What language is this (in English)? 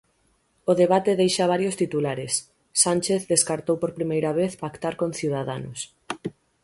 Galician